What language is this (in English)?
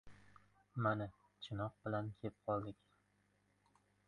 Uzbek